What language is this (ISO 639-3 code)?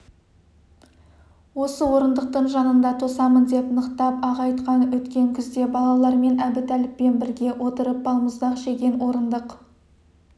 kaz